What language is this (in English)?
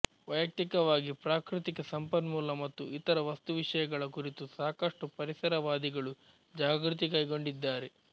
Kannada